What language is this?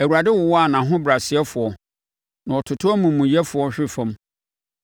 Akan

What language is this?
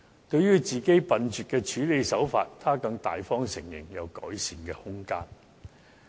Cantonese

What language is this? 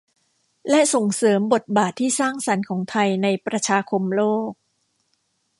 Thai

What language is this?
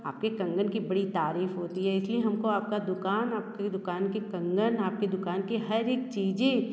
Hindi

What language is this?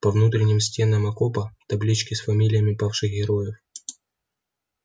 Russian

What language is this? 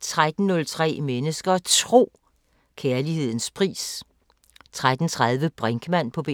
Danish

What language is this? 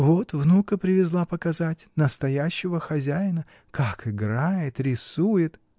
Russian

